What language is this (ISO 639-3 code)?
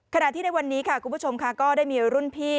tha